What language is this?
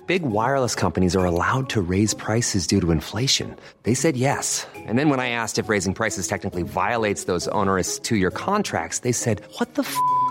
French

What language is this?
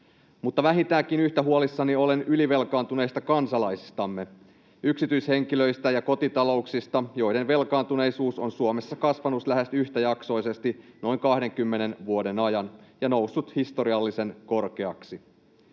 Finnish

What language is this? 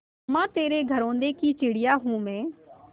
Hindi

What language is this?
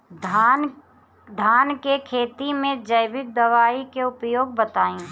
Bhojpuri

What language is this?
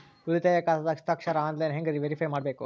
Kannada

